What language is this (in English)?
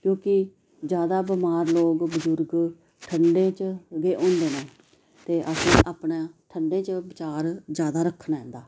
Dogri